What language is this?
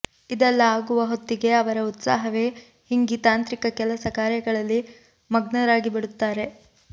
Kannada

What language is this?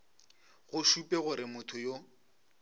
Northern Sotho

